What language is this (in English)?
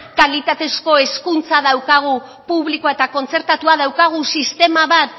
Basque